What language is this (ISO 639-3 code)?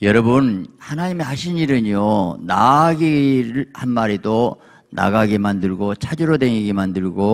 kor